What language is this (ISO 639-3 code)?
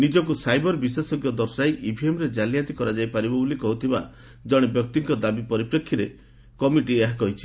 ori